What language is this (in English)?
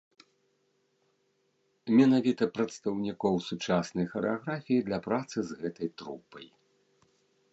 Belarusian